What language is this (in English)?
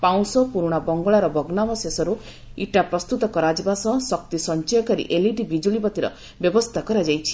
Odia